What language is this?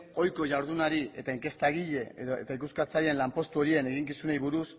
Basque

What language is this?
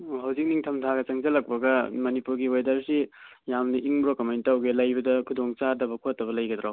Manipuri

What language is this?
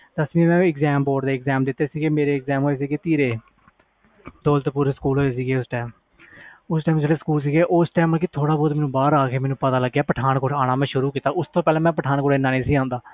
Punjabi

